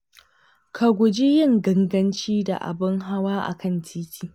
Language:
Hausa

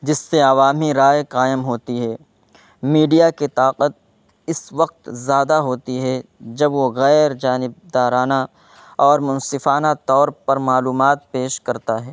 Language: Urdu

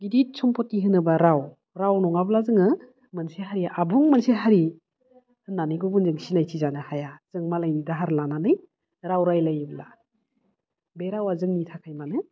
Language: Bodo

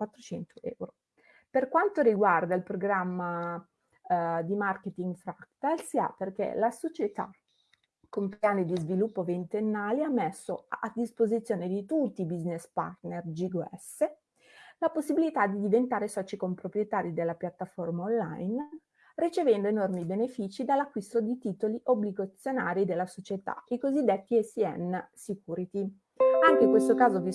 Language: Italian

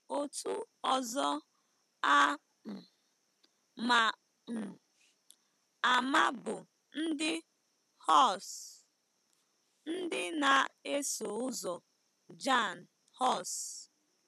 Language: Igbo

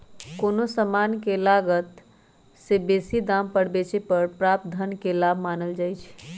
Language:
Magahi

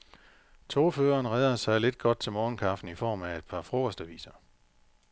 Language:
Danish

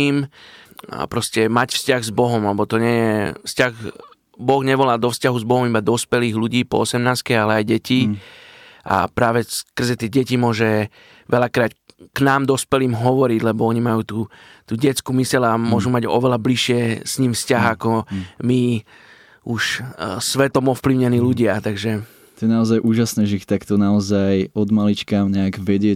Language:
Slovak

